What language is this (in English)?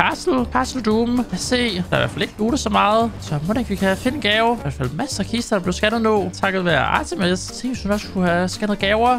Danish